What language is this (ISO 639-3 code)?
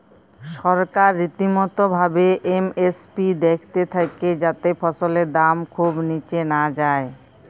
ben